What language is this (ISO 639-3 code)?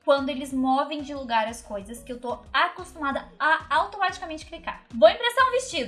por